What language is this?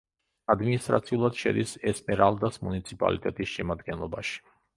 Georgian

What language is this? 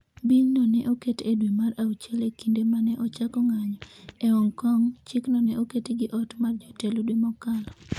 Luo (Kenya and Tanzania)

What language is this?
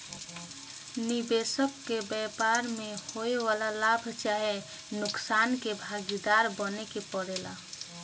Bhojpuri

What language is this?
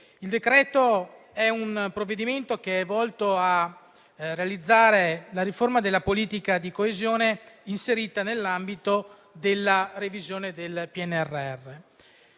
Italian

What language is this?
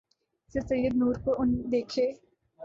Urdu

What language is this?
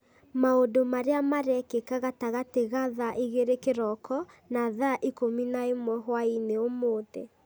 Kikuyu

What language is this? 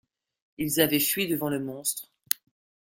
French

